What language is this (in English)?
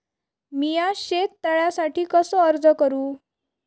Marathi